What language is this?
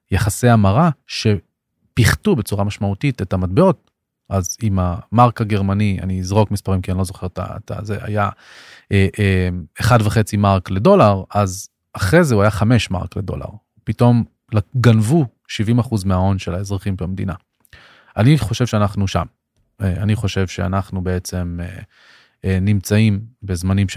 Hebrew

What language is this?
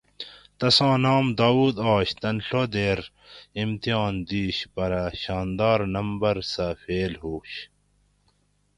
Gawri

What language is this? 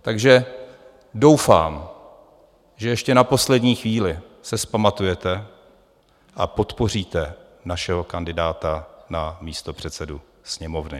Czech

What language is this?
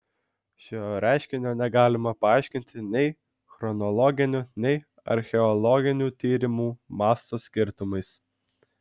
Lithuanian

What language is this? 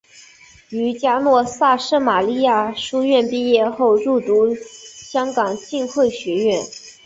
Chinese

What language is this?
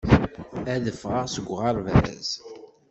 Kabyle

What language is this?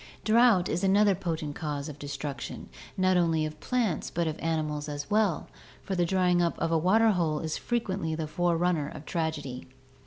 English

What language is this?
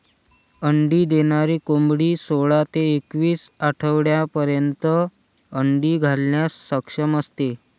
Marathi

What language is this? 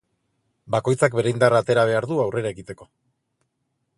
Basque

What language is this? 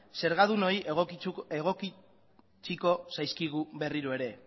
Basque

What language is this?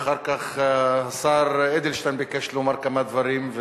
Hebrew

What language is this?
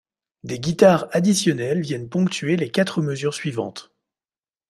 French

